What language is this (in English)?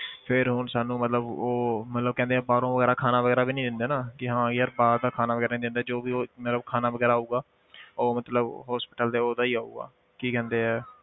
Punjabi